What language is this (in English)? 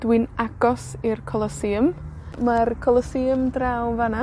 Welsh